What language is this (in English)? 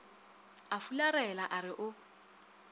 Northern Sotho